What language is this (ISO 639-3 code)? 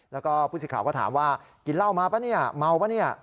tha